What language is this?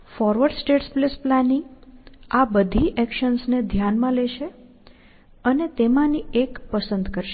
Gujarati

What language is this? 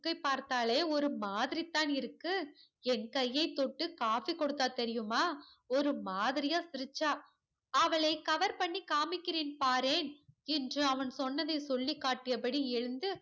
Tamil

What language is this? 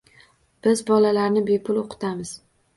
Uzbek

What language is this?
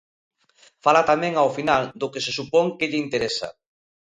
Galician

